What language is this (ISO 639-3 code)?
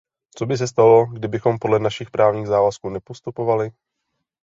ces